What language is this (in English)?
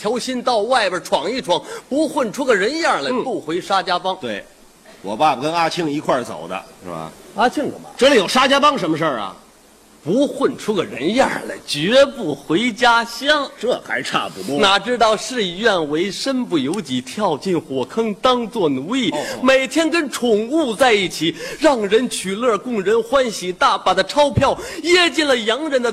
Chinese